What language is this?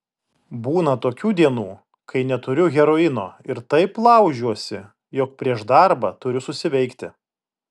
Lithuanian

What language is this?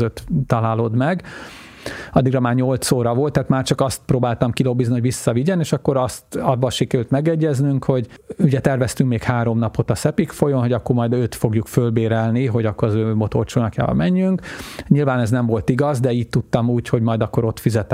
Hungarian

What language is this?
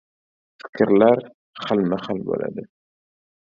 Uzbek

